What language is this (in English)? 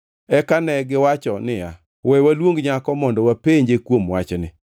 Luo (Kenya and Tanzania)